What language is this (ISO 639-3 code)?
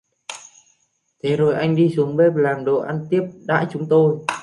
vie